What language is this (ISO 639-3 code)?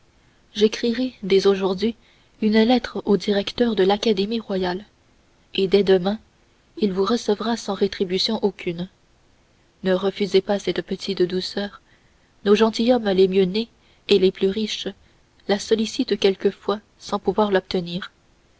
fra